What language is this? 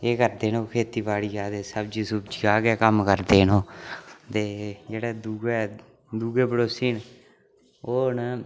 Dogri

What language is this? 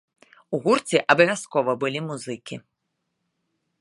Belarusian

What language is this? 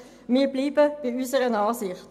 Swiss German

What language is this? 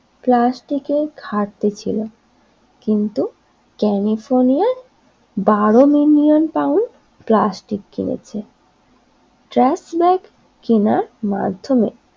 Bangla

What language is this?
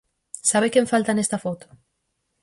Galician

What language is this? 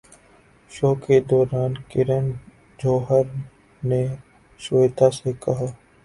Urdu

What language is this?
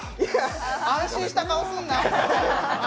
Japanese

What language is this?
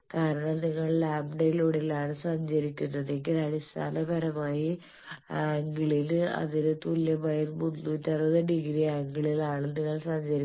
Malayalam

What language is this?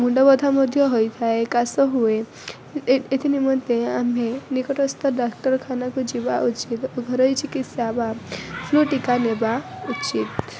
Odia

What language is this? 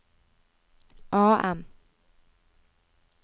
Norwegian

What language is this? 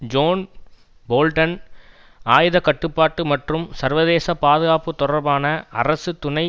Tamil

